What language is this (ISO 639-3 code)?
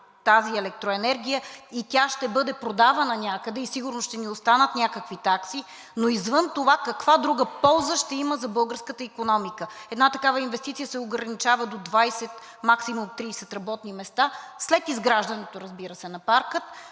bul